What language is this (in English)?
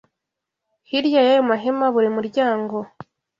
Kinyarwanda